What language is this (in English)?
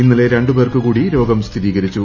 Malayalam